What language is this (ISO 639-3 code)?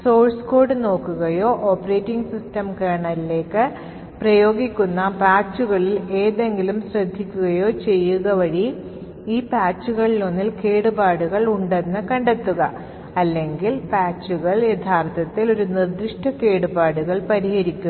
mal